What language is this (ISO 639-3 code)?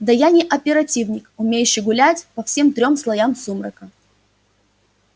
rus